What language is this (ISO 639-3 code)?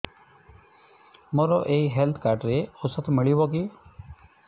ori